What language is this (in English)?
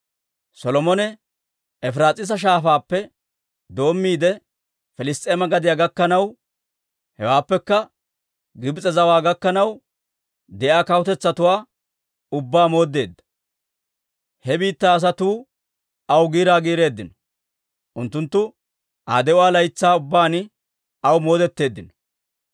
Dawro